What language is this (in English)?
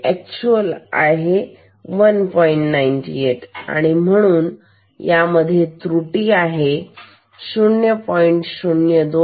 Marathi